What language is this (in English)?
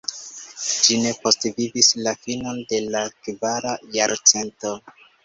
Esperanto